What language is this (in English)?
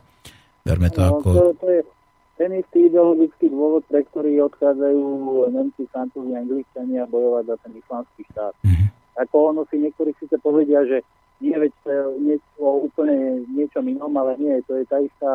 Slovak